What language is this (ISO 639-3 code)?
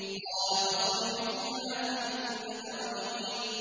ara